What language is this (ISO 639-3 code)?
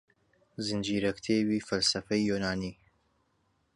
ckb